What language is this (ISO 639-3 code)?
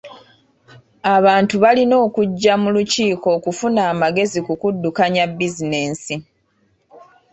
lug